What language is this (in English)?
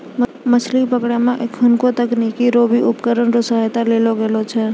Maithili